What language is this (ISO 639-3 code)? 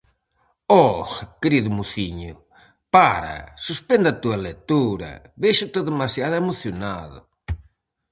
glg